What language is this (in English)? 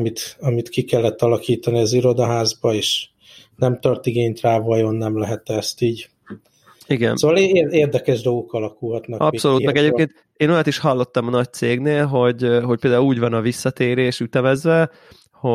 Hungarian